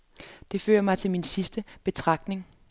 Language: Danish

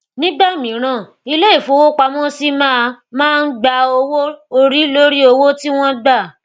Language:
Yoruba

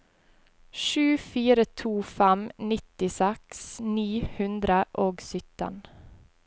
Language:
Norwegian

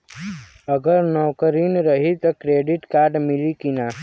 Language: Bhojpuri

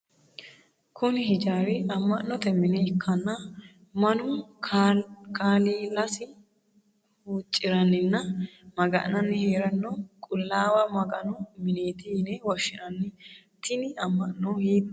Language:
Sidamo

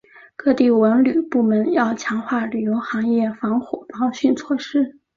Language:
Chinese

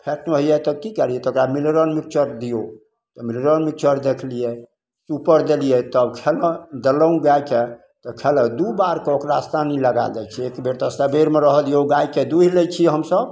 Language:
Maithili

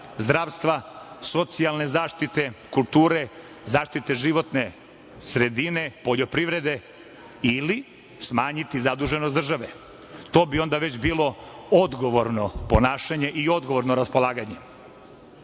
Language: Serbian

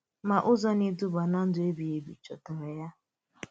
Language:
Igbo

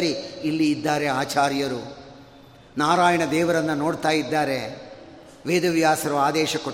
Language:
Kannada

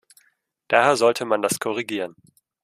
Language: German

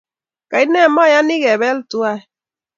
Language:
Kalenjin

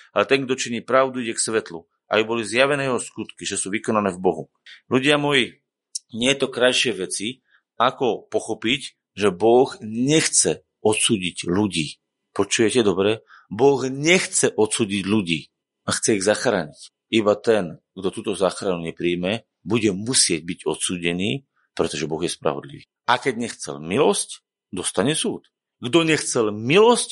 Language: Slovak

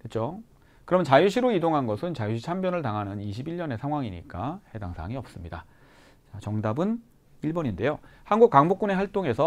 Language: Korean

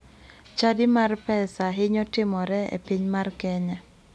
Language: Luo (Kenya and Tanzania)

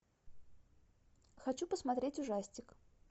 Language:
Russian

